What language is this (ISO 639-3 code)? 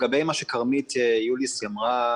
heb